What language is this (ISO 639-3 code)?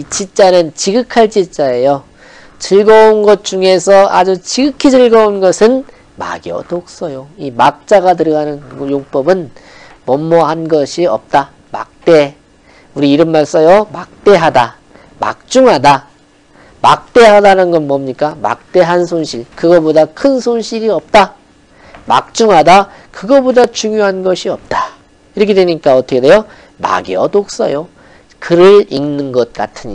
kor